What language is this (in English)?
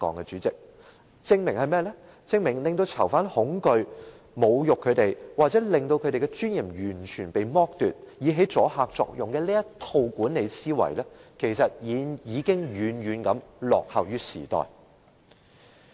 Cantonese